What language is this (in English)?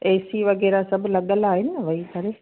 Sindhi